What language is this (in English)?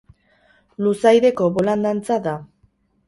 Basque